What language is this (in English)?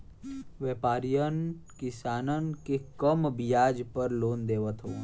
Bhojpuri